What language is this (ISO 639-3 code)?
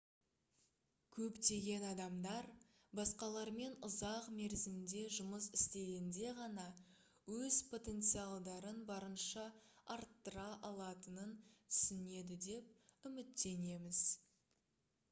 kaz